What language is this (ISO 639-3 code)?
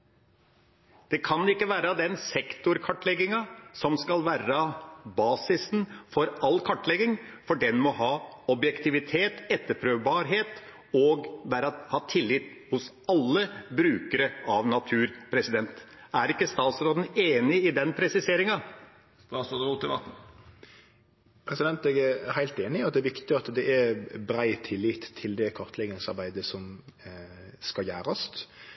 nor